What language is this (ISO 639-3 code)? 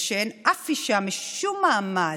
heb